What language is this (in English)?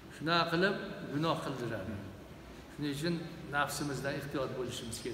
Turkish